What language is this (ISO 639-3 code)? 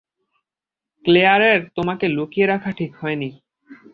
ben